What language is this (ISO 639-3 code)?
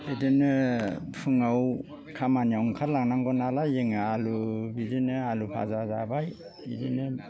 brx